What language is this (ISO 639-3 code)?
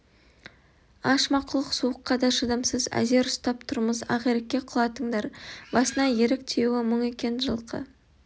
kaz